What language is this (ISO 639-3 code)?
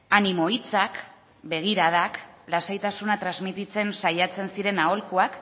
eus